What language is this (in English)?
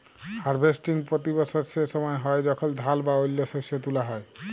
Bangla